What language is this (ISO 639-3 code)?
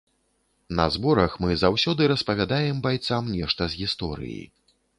bel